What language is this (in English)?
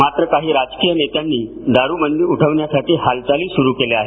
Marathi